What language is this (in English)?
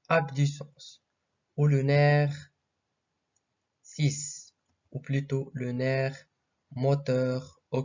French